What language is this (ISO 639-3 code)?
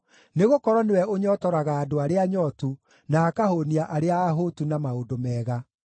kik